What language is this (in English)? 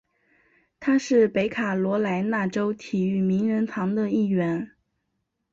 Chinese